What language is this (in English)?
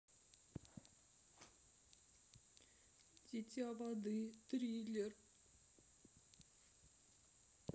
Russian